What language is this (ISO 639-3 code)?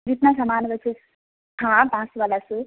mai